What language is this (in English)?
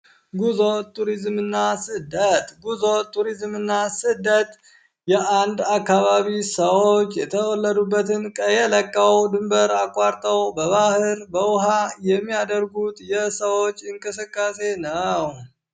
Amharic